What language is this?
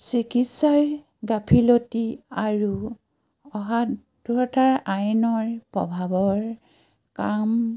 Assamese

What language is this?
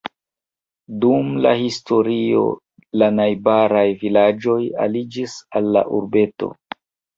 Esperanto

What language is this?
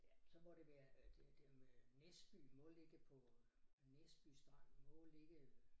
Danish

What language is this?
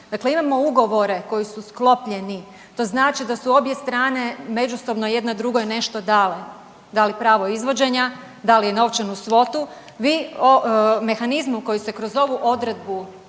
Croatian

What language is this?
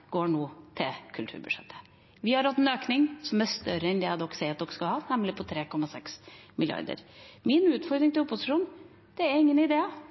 Norwegian Bokmål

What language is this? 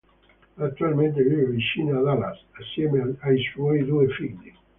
Italian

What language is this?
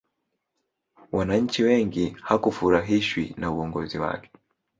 Swahili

